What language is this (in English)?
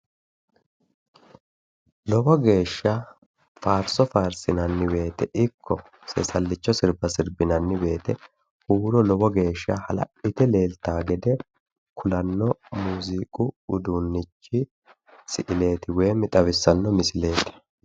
Sidamo